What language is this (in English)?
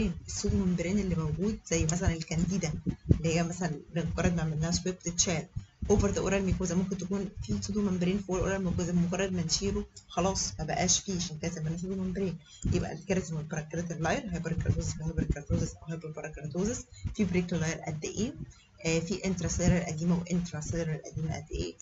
Arabic